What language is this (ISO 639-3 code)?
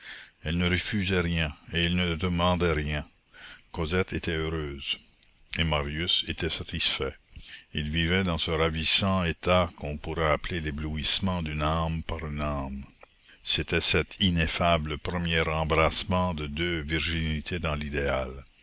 fra